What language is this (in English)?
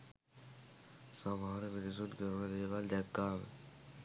Sinhala